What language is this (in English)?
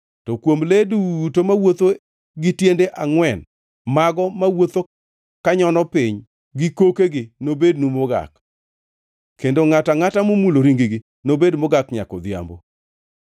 Luo (Kenya and Tanzania)